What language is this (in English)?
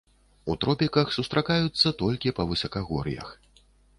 Belarusian